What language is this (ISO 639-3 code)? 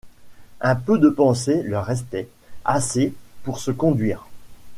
fra